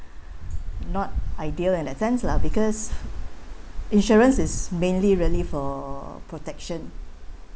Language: English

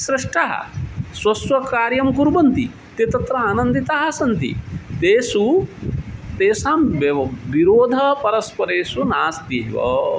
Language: Sanskrit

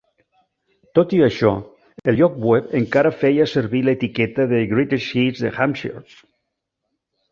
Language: Catalan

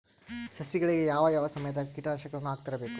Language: Kannada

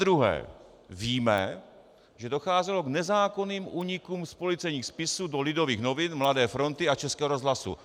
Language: Czech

